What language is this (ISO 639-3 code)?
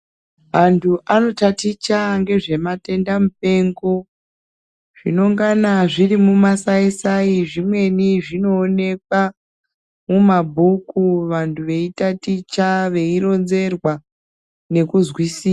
ndc